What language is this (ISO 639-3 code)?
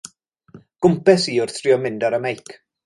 cym